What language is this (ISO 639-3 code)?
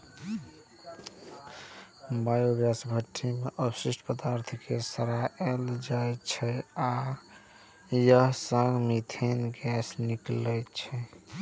mai